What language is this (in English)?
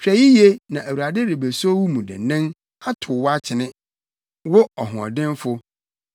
Akan